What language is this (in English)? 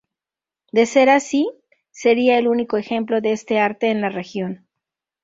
Spanish